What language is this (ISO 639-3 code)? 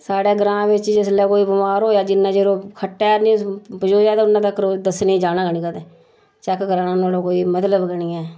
doi